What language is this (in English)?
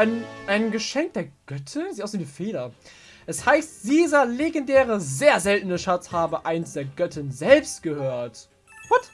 German